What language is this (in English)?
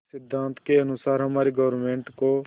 Hindi